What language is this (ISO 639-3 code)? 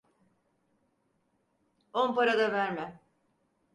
tur